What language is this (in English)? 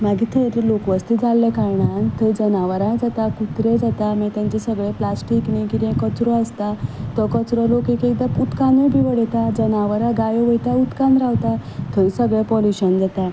Konkani